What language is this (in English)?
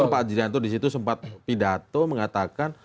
Indonesian